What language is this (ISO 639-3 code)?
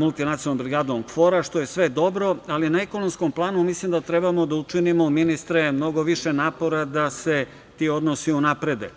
srp